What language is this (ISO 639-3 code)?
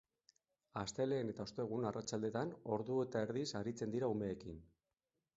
eus